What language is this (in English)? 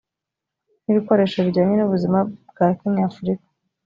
Kinyarwanda